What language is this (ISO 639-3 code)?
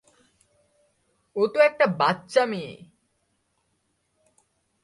ben